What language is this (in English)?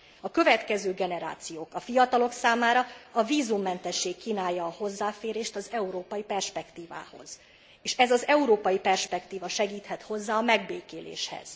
Hungarian